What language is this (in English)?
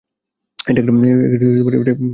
Bangla